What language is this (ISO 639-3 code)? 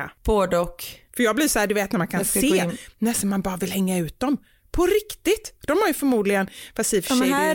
swe